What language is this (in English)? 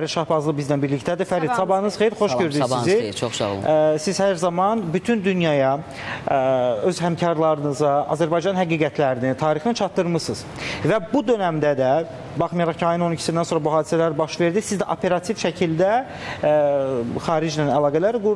Turkish